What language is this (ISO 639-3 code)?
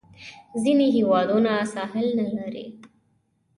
pus